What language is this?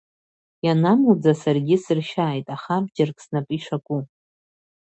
Abkhazian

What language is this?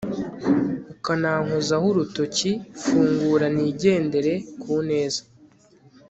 Kinyarwanda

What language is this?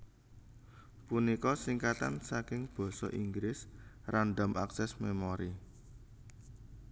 Javanese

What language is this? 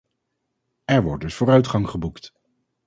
Dutch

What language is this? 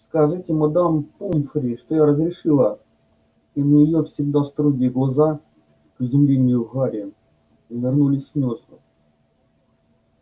Russian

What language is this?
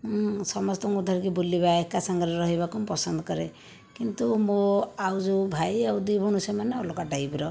Odia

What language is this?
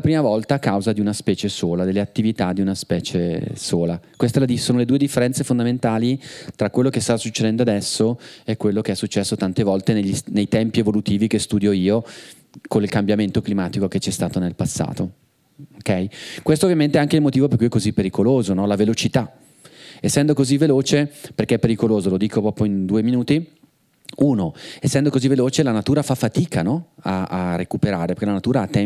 Italian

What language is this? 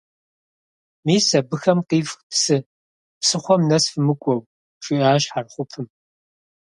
Kabardian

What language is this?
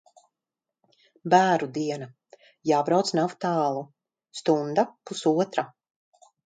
Latvian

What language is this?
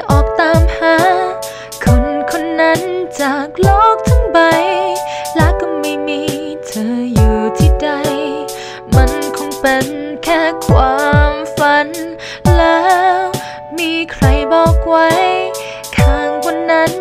Thai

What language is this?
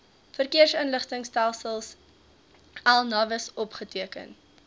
Afrikaans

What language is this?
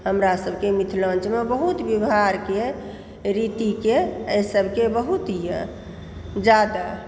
Maithili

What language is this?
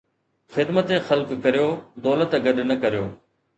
Sindhi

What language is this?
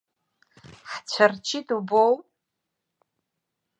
Abkhazian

